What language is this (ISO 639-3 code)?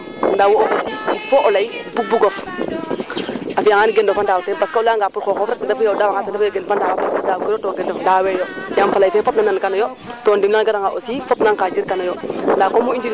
srr